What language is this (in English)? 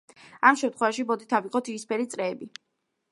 Georgian